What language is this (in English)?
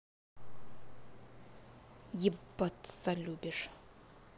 Russian